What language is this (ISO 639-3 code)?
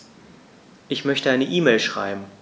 deu